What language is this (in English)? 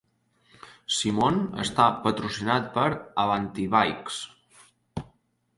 Catalan